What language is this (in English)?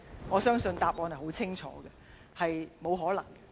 Cantonese